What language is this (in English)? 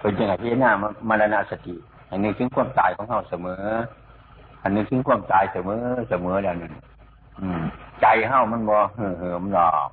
Thai